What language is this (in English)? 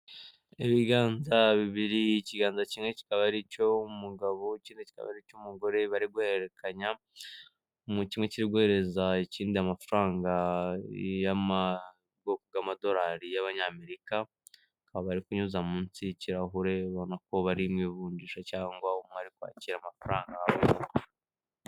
Kinyarwanda